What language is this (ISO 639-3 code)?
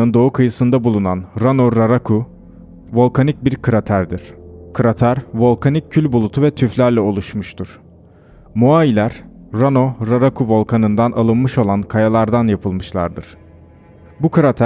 tur